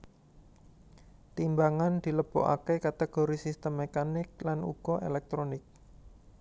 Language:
Javanese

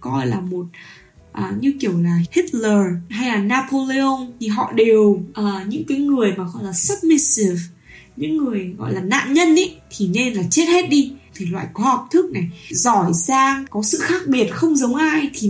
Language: Vietnamese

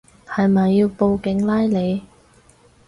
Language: Cantonese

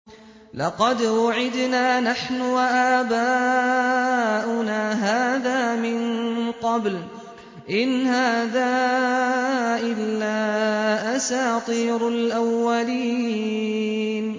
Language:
Arabic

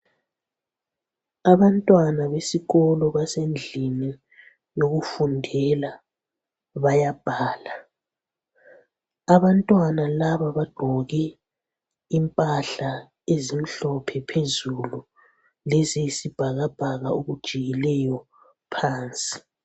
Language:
North Ndebele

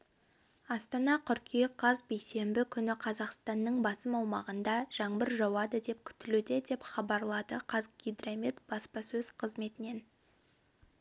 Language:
Kazakh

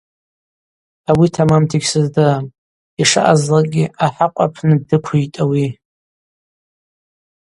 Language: Abaza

